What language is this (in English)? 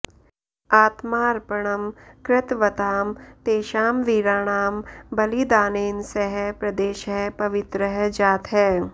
Sanskrit